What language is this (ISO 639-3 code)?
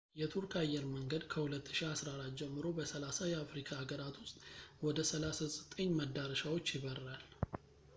amh